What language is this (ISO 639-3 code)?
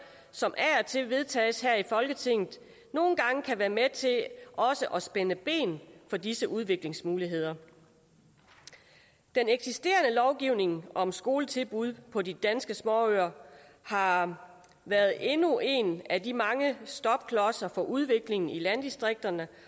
dan